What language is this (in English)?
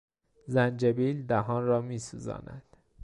Persian